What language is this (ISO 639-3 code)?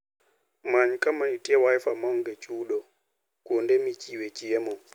luo